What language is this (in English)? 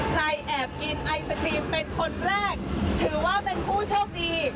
Thai